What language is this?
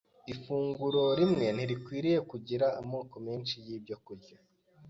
Kinyarwanda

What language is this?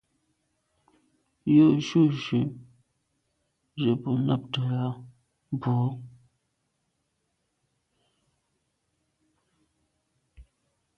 Medumba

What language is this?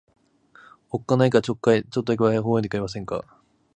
Japanese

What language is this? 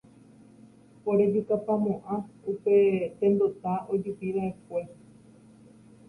Guarani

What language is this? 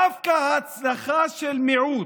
Hebrew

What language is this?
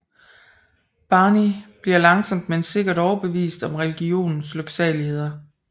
Danish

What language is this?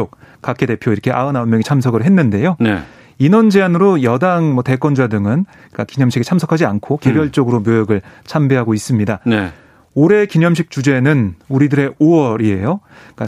Korean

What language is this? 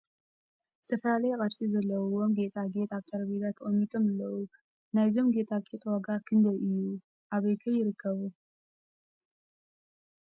Tigrinya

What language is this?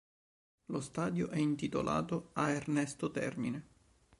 Italian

